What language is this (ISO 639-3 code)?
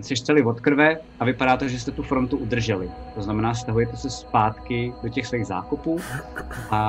ces